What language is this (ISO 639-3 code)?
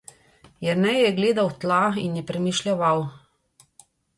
slv